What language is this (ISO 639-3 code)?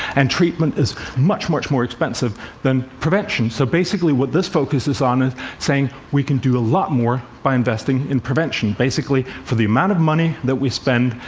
eng